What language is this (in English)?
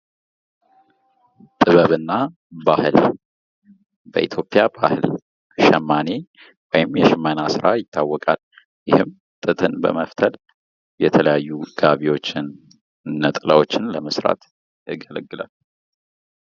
Amharic